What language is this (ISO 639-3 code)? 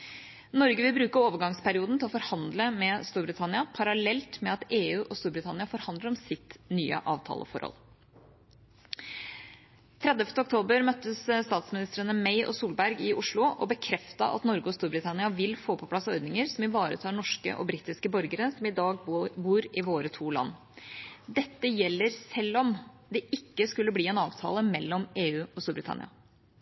nob